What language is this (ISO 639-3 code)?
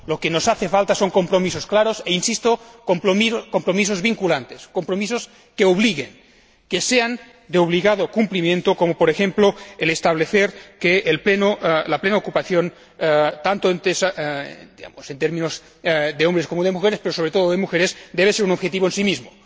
spa